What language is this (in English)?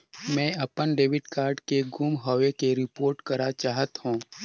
Chhattisgarhi